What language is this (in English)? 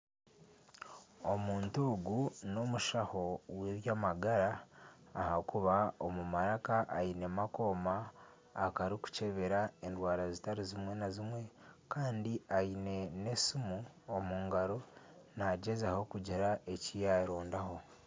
Nyankole